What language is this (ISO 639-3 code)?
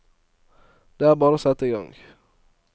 nor